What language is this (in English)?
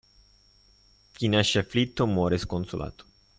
Italian